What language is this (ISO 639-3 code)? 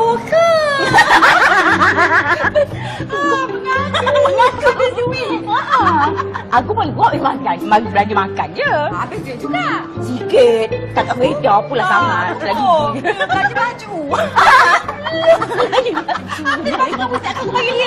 msa